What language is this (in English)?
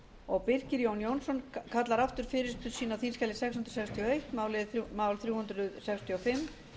Icelandic